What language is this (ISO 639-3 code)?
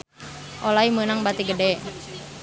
sun